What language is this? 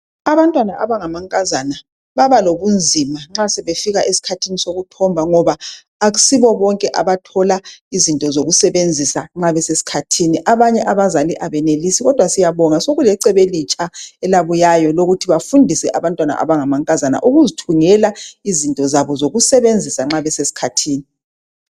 North Ndebele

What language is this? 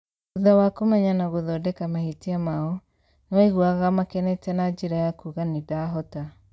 Kikuyu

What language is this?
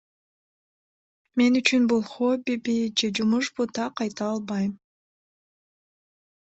Kyrgyz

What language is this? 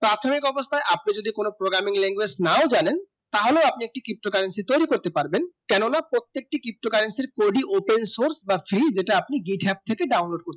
Bangla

